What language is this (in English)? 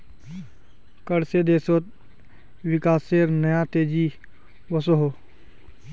Magahi